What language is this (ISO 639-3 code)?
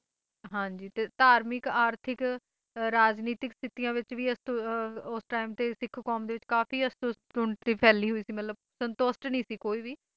pan